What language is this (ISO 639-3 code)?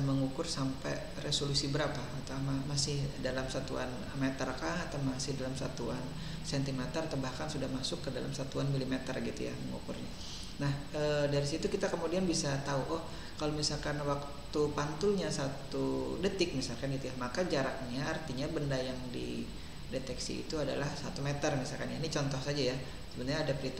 ind